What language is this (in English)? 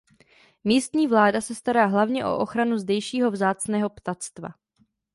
Czech